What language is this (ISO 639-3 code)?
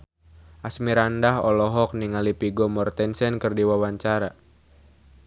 sun